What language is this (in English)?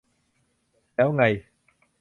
Thai